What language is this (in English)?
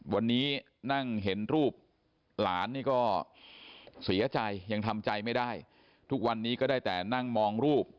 Thai